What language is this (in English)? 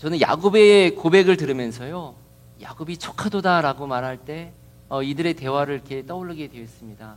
Korean